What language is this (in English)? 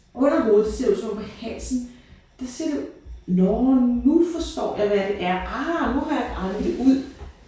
Danish